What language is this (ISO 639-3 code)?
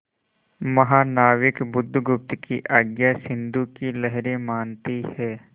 hin